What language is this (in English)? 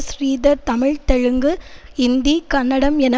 Tamil